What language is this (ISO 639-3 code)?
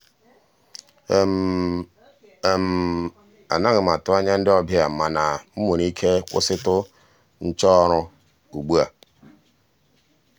ibo